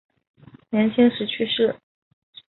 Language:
Chinese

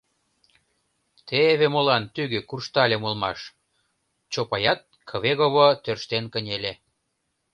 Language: Mari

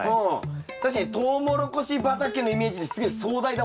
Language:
Japanese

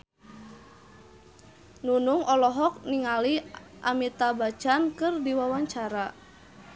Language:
Sundanese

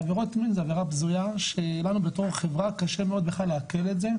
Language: Hebrew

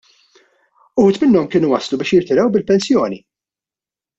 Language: Maltese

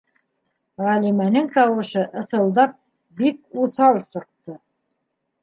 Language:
Bashkir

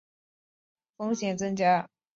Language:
Chinese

